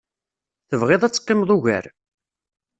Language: Kabyle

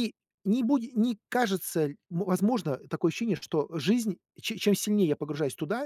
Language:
Russian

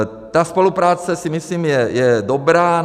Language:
Czech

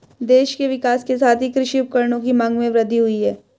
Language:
Hindi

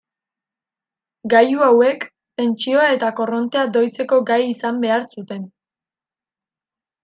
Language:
Basque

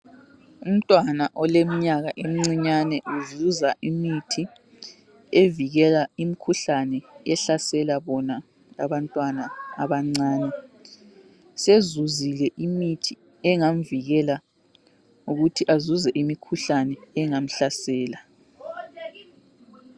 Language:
North Ndebele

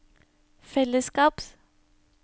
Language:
Norwegian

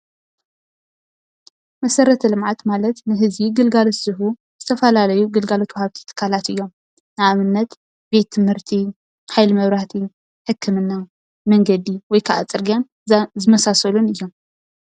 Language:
Tigrinya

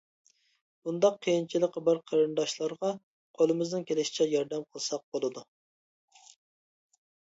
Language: Uyghur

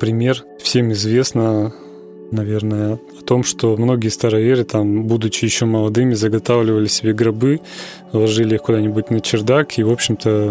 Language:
Russian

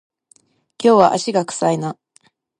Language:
Japanese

